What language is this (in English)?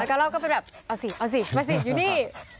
Thai